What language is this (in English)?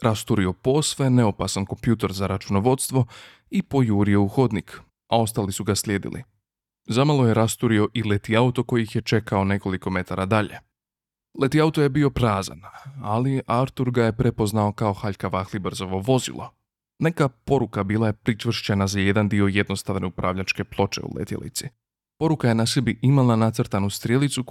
Croatian